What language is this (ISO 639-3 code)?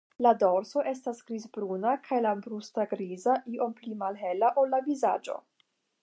epo